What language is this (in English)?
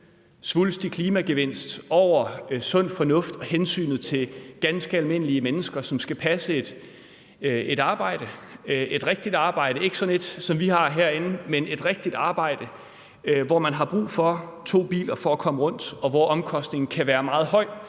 Danish